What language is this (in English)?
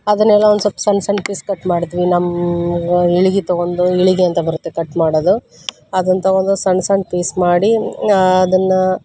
Kannada